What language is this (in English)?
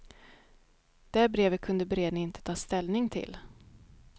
Swedish